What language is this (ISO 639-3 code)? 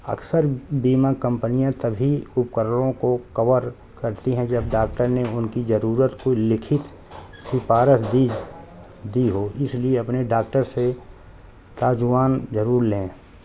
urd